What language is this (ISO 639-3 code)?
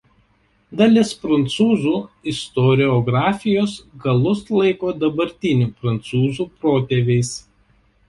lit